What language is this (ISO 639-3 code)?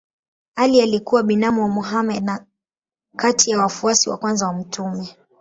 swa